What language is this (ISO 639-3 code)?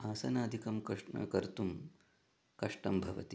san